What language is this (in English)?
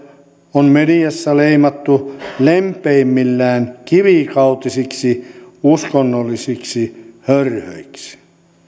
Finnish